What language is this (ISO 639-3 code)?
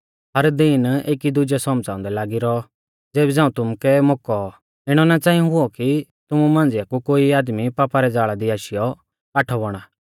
bfz